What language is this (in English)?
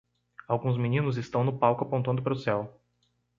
Portuguese